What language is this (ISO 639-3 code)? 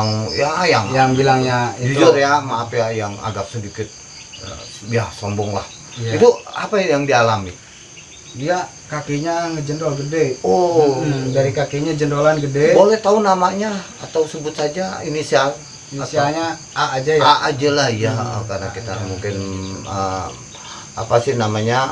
ind